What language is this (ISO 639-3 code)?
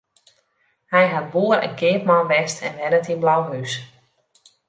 fry